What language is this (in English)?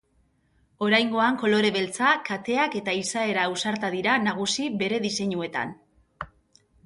Basque